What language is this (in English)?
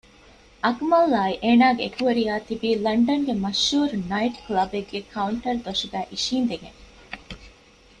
Divehi